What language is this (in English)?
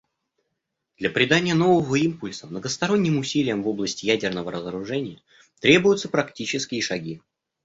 Russian